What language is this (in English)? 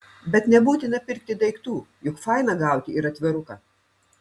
Lithuanian